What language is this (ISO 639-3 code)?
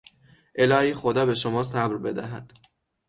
fas